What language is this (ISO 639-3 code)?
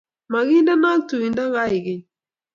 kln